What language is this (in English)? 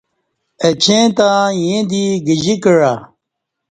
Kati